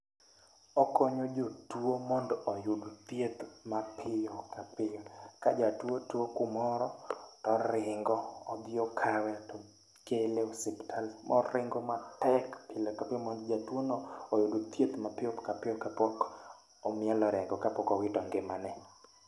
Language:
Luo (Kenya and Tanzania)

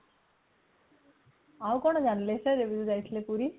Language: Odia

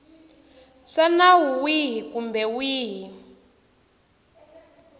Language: Tsonga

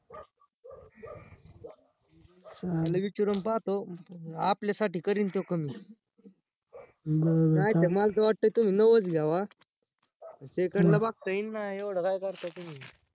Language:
Marathi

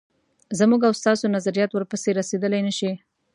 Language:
Pashto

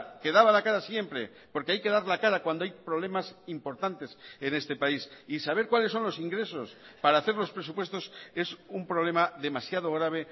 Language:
Spanish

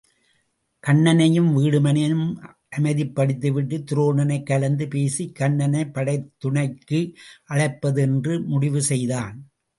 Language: Tamil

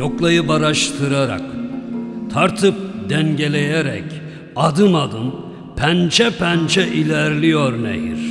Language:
Turkish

